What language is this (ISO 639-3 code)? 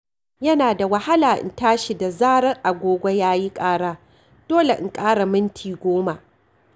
hau